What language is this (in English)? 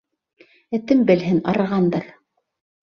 Bashkir